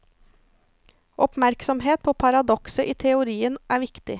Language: Norwegian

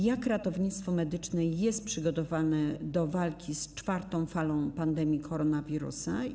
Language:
Polish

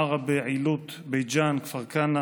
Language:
Hebrew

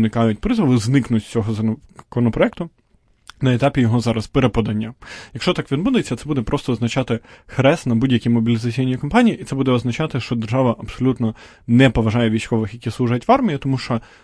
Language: Ukrainian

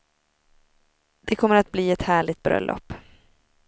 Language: Swedish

